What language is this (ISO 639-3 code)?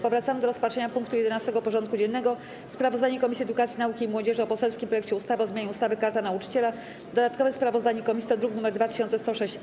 pol